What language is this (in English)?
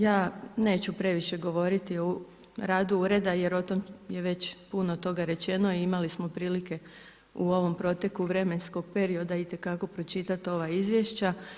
Croatian